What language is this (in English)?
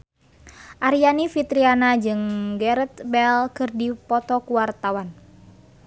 Sundanese